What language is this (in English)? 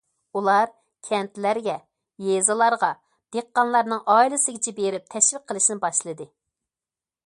Uyghur